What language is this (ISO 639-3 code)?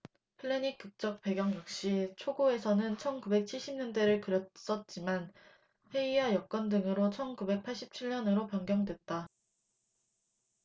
kor